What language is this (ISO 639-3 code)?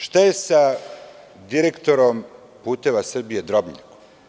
srp